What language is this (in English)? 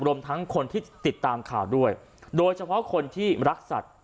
Thai